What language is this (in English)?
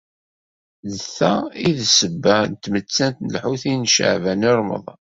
Kabyle